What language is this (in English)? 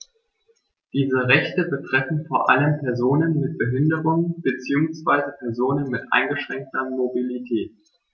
German